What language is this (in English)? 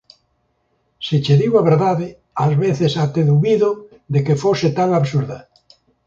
Galician